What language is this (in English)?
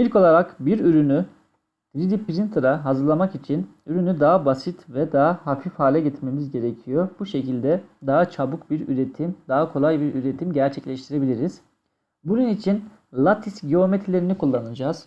Turkish